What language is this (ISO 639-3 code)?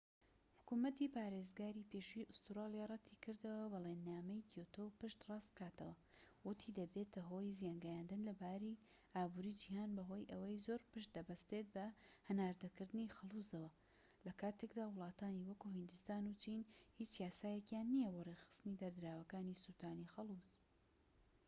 ckb